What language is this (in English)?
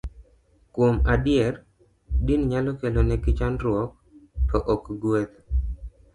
Luo (Kenya and Tanzania)